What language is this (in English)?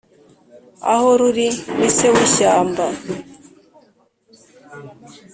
Kinyarwanda